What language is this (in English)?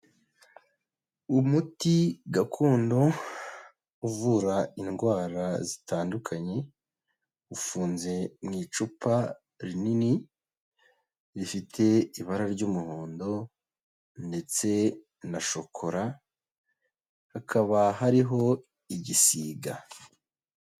Kinyarwanda